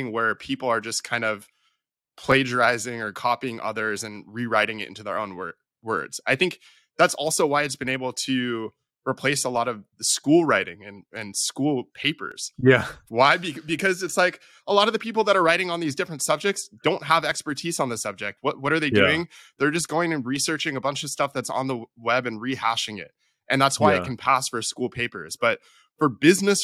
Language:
English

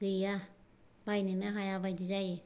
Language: Bodo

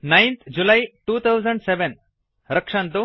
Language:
Sanskrit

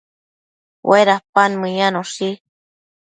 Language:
Matsés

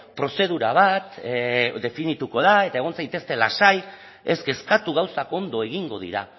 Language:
Basque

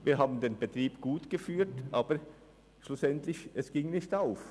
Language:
Swiss German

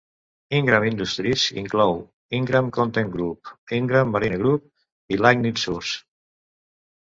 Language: Catalan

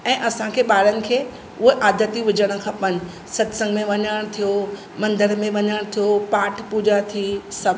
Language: Sindhi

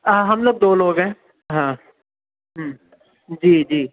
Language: Urdu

